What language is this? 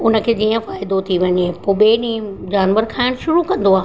Sindhi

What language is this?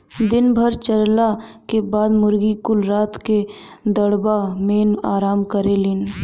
Bhojpuri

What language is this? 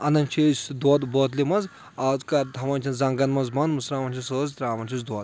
Kashmiri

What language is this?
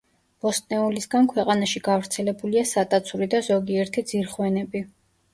Georgian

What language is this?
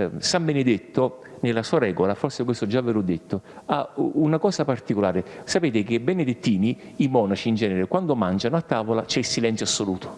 Italian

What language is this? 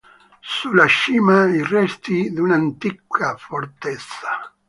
Italian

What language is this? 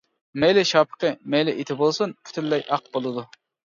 Uyghur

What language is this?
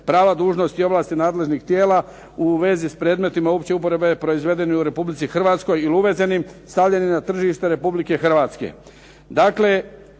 Croatian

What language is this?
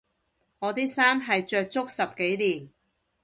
Cantonese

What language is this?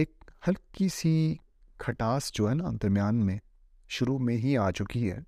Urdu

